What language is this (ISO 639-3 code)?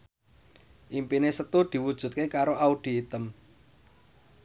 jav